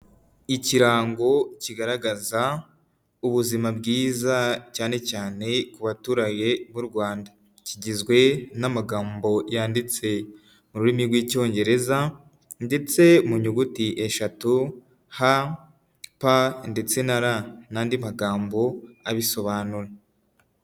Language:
Kinyarwanda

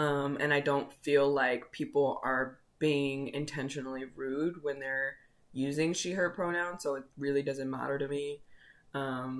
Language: English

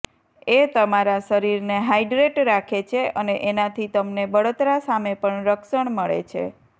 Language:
Gujarati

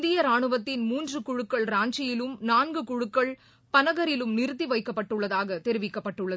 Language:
Tamil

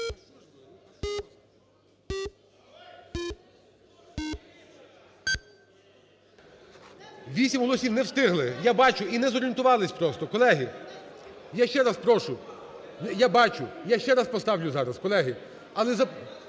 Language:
Ukrainian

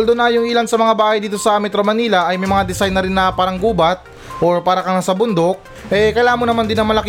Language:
Filipino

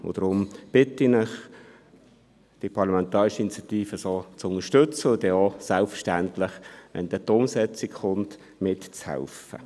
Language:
Swiss German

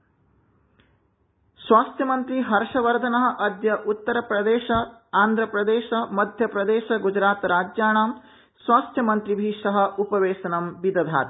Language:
Sanskrit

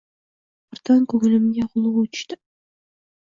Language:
Uzbek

